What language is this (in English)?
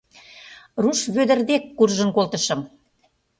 Mari